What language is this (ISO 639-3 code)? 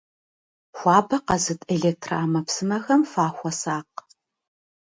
kbd